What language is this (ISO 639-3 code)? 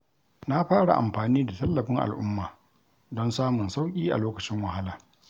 hau